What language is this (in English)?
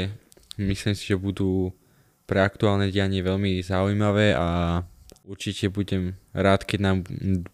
Slovak